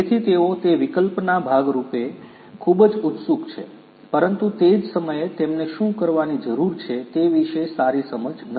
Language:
Gujarati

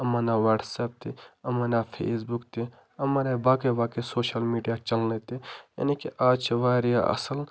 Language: Kashmiri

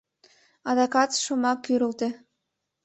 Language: Mari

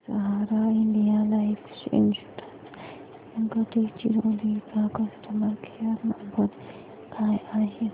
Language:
Marathi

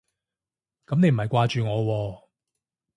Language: Cantonese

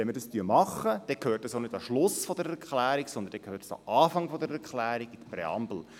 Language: Swiss German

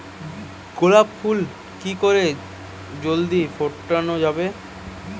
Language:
Bangla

